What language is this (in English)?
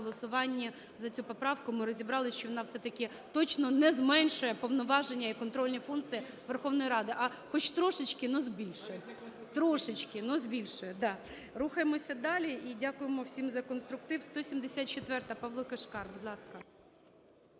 Ukrainian